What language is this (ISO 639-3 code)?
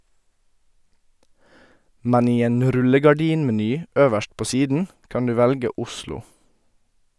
nor